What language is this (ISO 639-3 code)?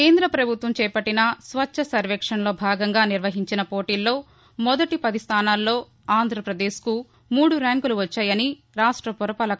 tel